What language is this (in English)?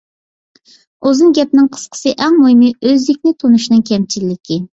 Uyghur